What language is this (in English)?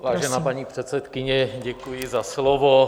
Czech